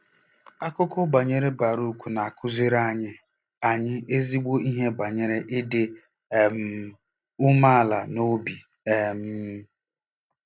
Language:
Igbo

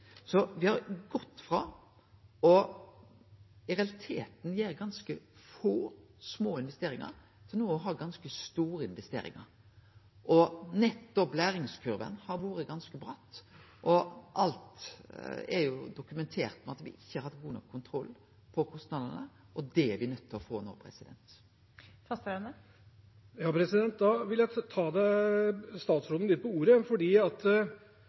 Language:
Norwegian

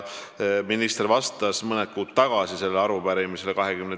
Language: Estonian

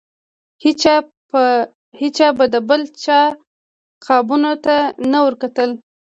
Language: Pashto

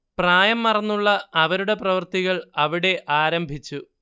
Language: Malayalam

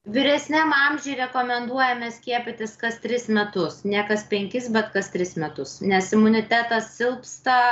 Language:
Lithuanian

